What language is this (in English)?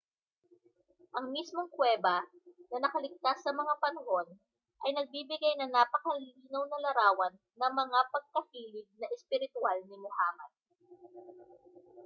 Filipino